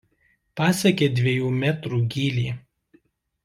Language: Lithuanian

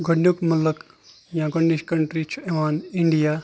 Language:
Kashmiri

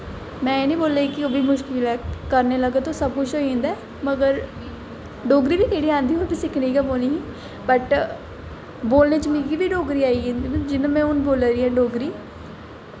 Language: Dogri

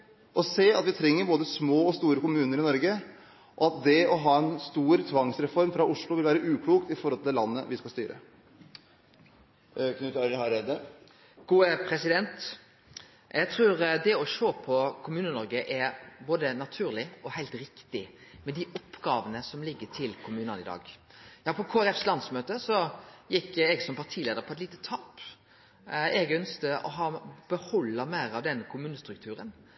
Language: Norwegian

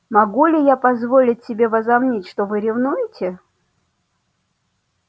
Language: Russian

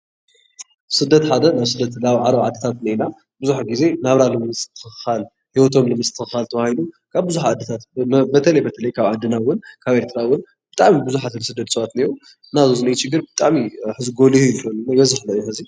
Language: Tigrinya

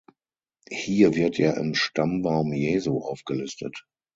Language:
German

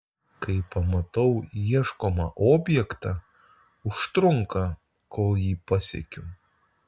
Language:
Lithuanian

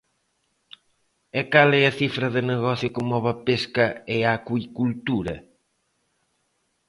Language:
Galician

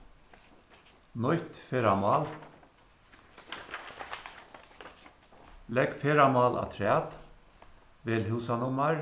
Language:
Faroese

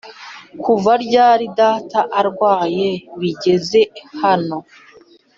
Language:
Kinyarwanda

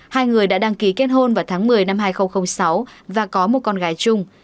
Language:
Vietnamese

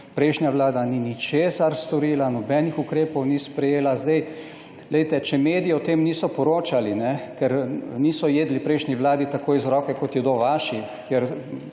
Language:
Slovenian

